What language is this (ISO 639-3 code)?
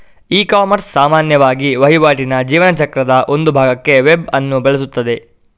kan